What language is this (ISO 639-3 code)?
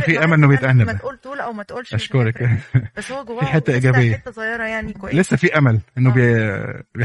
ara